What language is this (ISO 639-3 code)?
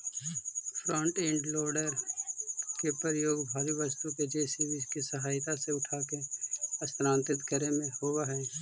mag